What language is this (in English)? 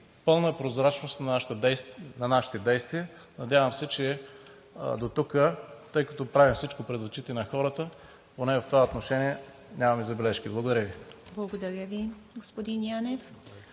Bulgarian